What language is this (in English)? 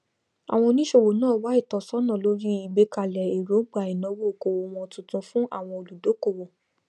Yoruba